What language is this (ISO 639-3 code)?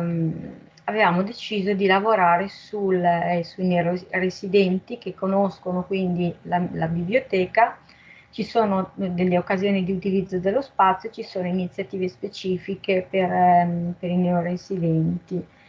ita